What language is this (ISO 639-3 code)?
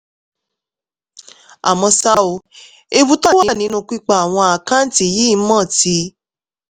yor